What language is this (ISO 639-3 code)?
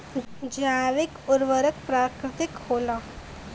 bho